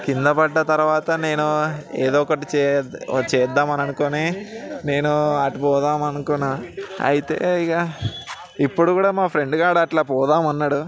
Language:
Telugu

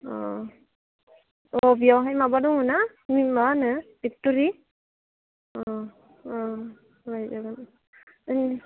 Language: Bodo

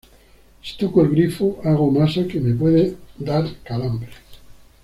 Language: Spanish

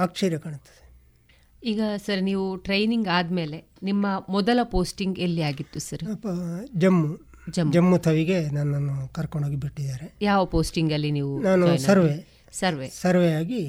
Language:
Kannada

